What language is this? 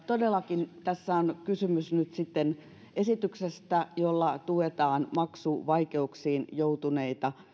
Finnish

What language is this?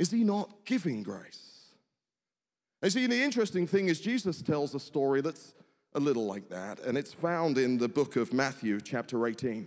English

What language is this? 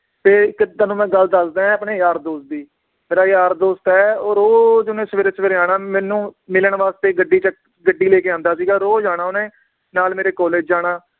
Punjabi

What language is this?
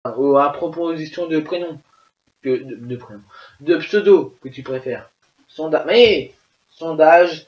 French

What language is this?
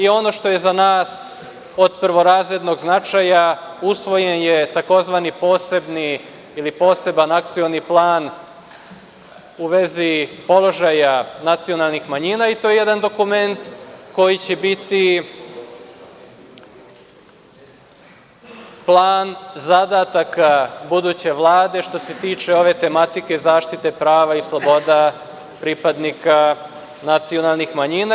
Serbian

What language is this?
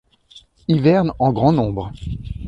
French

